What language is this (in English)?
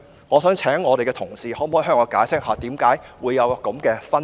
Cantonese